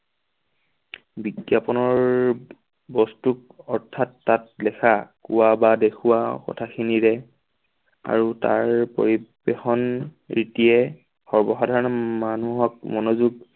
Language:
Assamese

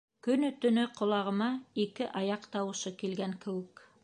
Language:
Bashkir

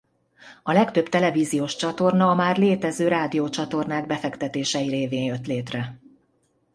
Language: Hungarian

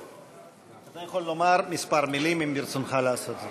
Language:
Hebrew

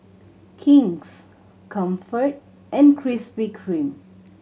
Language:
English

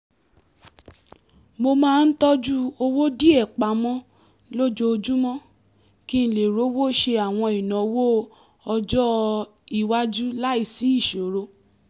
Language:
Yoruba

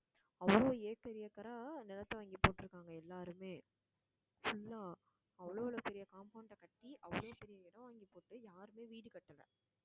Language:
Tamil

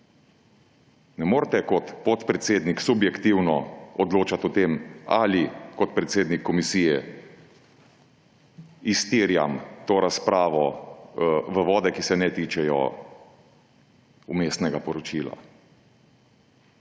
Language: Slovenian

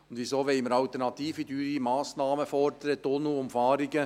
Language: Swiss German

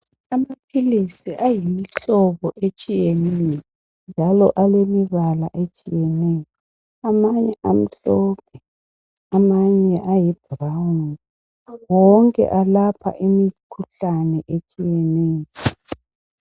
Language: North Ndebele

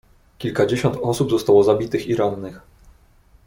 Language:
Polish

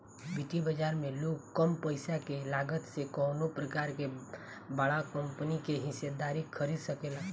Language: Bhojpuri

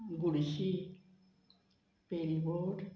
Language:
Konkani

